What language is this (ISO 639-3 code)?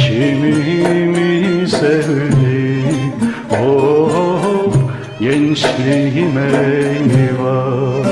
tur